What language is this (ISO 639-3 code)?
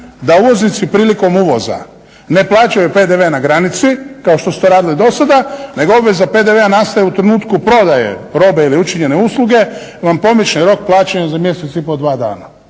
hrv